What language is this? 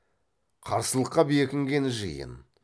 Kazakh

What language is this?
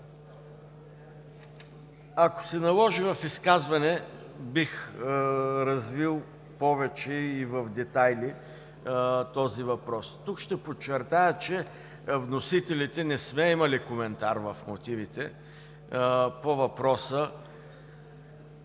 Bulgarian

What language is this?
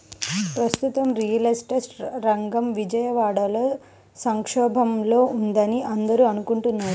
Telugu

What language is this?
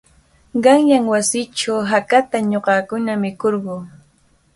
Cajatambo North Lima Quechua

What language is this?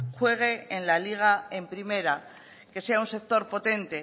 Spanish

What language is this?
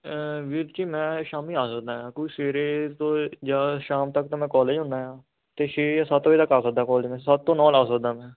Punjabi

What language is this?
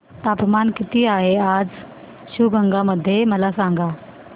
Marathi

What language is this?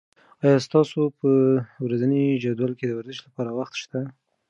Pashto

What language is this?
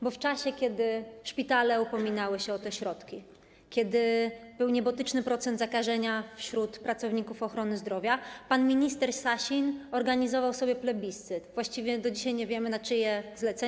Polish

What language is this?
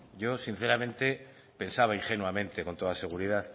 Spanish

